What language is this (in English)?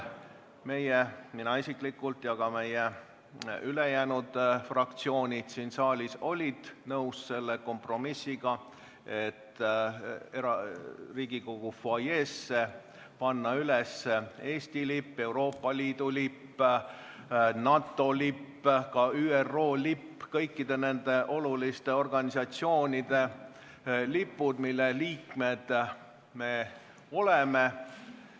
Estonian